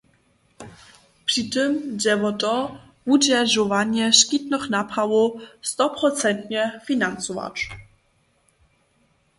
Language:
Upper Sorbian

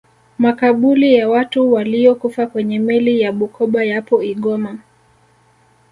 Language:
Swahili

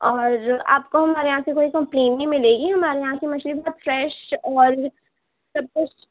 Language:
Urdu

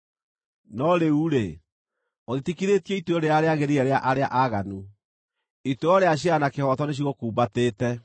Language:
Kikuyu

